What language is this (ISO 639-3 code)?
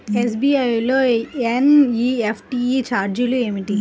tel